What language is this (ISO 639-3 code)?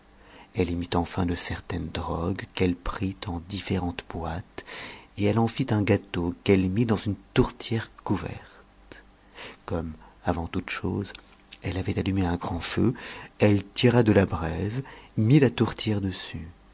fra